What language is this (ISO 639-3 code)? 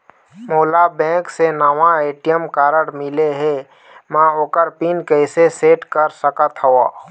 hne